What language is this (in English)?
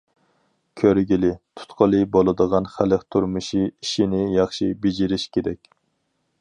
Uyghur